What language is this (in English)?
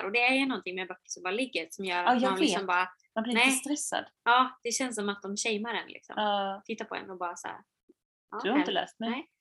Swedish